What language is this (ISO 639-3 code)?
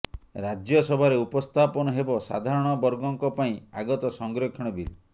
ori